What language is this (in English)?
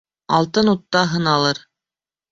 Bashkir